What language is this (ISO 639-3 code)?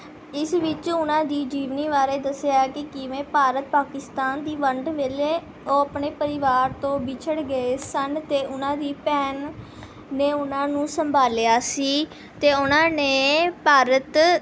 pan